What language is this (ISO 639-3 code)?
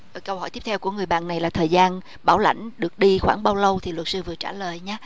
vie